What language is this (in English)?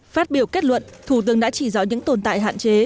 Vietnamese